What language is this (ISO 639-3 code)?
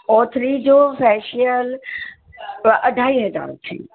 snd